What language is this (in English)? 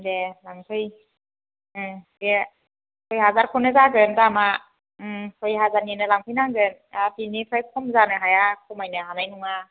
Bodo